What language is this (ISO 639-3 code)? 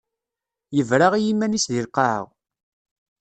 kab